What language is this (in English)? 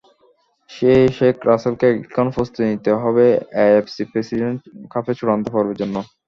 Bangla